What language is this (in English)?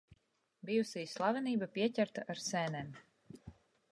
Latvian